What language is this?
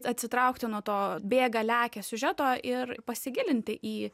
Lithuanian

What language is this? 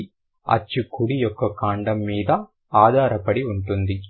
Telugu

